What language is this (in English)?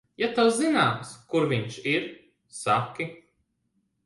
Latvian